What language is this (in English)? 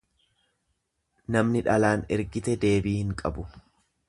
Oromo